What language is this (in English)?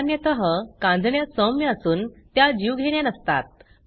Marathi